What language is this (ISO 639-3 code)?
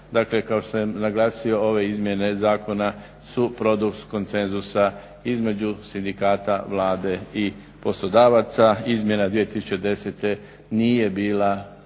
hrv